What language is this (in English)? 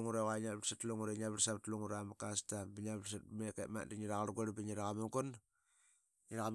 Qaqet